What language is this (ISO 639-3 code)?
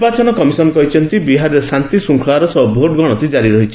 ori